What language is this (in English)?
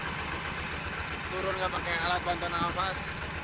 Indonesian